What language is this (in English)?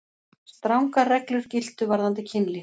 Icelandic